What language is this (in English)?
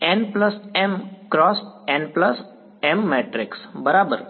Gujarati